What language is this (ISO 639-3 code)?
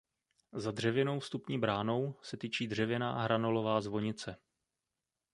ces